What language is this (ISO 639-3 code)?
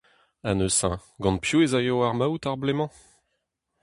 bre